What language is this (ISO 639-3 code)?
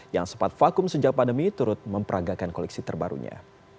ind